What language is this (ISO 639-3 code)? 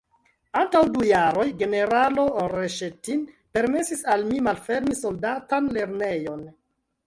epo